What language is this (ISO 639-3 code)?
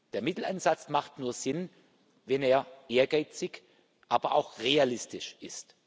deu